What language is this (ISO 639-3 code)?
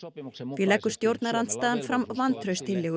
isl